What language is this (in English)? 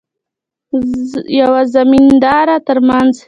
Pashto